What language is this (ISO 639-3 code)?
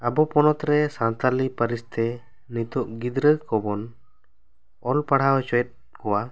sat